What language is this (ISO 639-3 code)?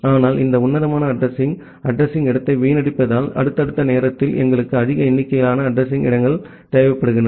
tam